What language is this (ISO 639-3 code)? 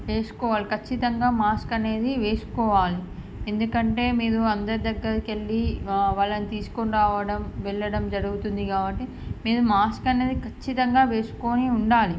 tel